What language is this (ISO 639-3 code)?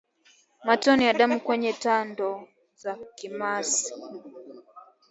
swa